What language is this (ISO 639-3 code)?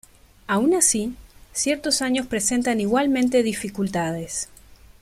spa